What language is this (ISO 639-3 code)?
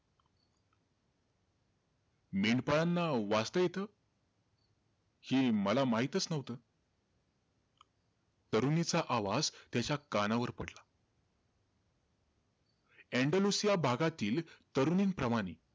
mar